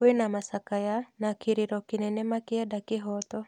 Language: Kikuyu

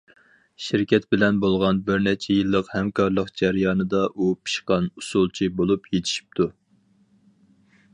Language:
Uyghur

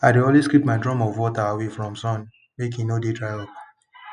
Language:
Nigerian Pidgin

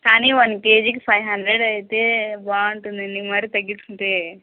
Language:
Telugu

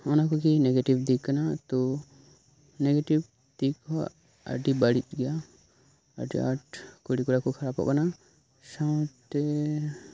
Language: Santali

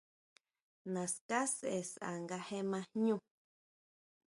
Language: Huautla Mazatec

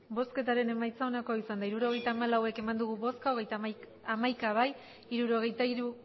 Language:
Basque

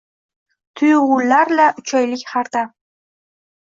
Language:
Uzbek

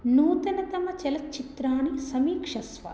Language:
Sanskrit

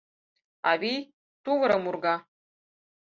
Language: Mari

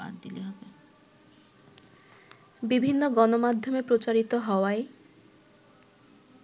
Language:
Bangla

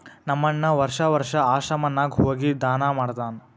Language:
Kannada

